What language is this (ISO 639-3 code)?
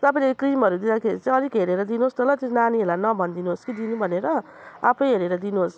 nep